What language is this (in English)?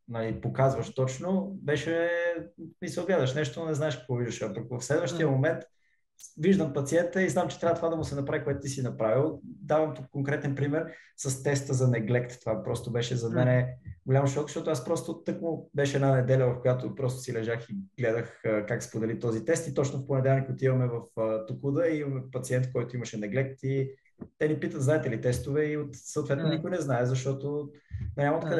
Bulgarian